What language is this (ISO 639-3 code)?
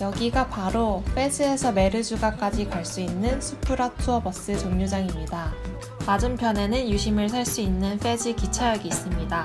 kor